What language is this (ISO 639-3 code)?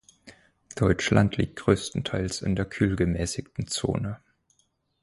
deu